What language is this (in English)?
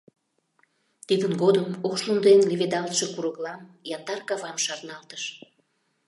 Mari